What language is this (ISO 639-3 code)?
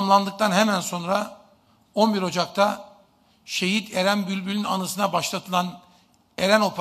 tur